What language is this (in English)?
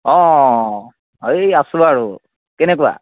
Assamese